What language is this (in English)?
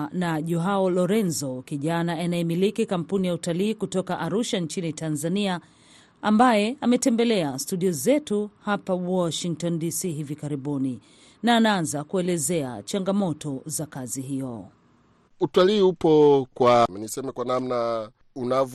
Swahili